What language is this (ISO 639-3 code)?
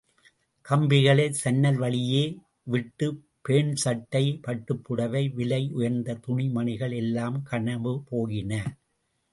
tam